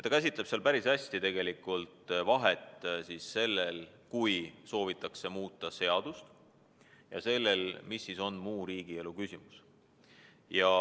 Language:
Estonian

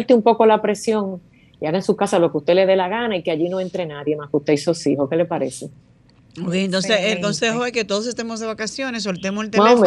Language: Spanish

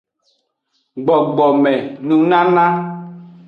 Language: Aja (Benin)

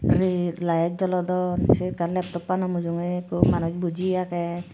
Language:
Chakma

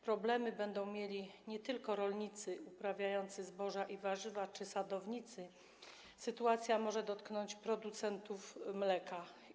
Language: Polish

